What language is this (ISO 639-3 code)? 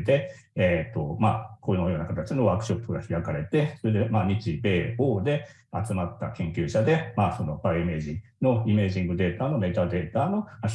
jpn